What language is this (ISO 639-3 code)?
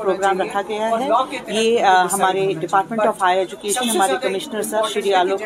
urd